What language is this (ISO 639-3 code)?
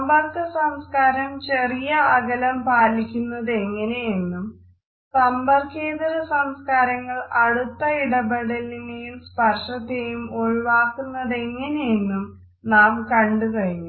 mal